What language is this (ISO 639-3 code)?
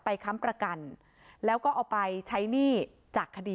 tha